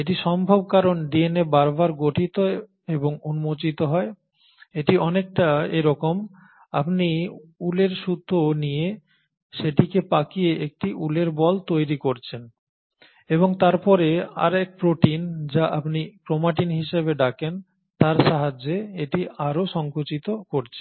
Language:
Bangla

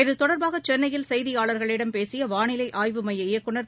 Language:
Tamil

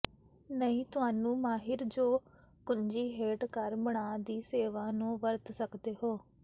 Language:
Punjabi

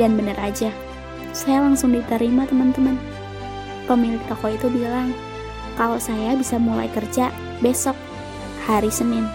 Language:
Indonesian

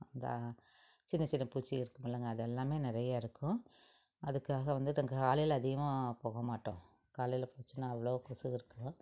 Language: Tamil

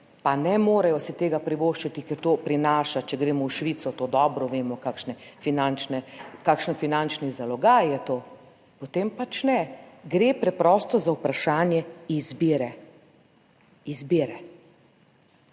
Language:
Slovenian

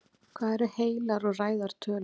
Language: Icelandic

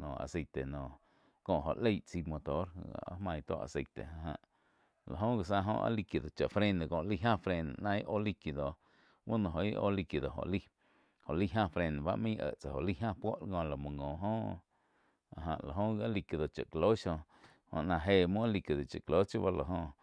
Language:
Quiotepec Chinantec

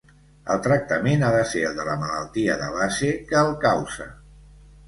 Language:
Catalan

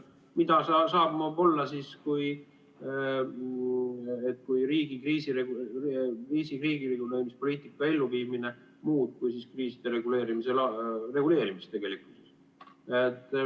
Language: Estonian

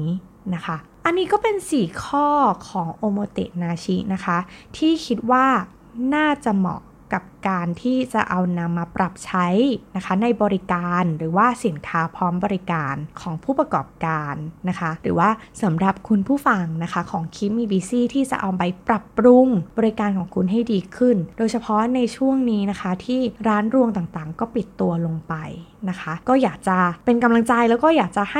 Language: Thai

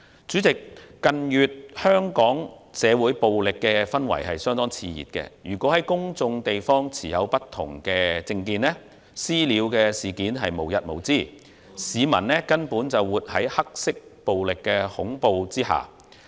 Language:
Cantonese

